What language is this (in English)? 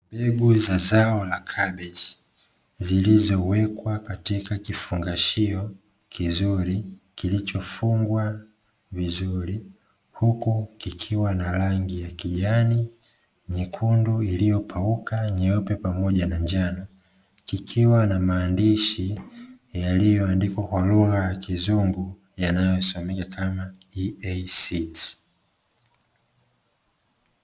Swahili